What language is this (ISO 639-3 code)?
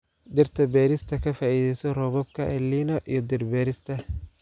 som